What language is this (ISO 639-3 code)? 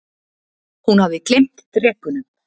isl